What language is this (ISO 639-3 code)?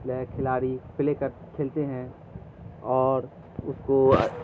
urd